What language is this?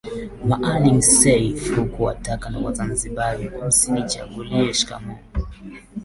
Swahili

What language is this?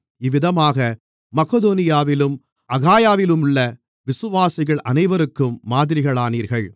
Tamil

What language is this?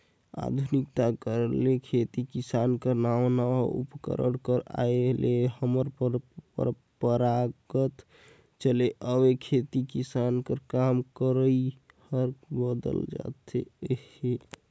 Chhattisgarhi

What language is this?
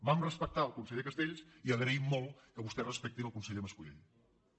Catalan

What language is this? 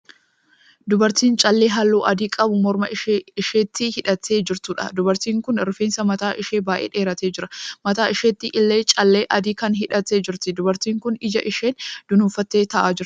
Oromo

